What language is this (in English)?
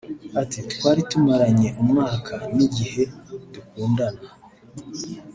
Kinyarwanda